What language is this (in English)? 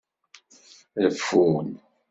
Kabyle